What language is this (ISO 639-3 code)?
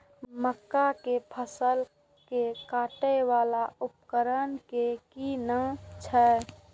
mai